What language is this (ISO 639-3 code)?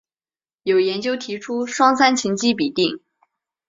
zho